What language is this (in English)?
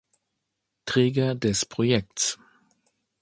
German